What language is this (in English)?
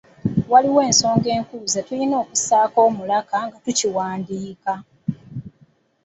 Ganda